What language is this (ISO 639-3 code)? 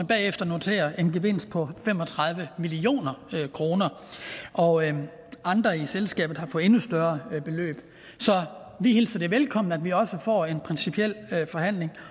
dan